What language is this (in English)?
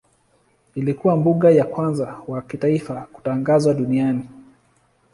Swahili